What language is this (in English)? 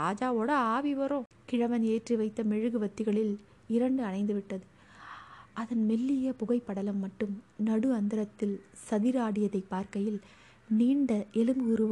Tamil